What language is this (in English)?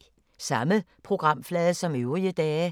Danish